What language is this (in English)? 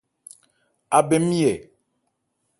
Ebrié